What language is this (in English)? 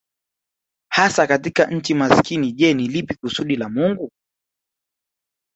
Swahili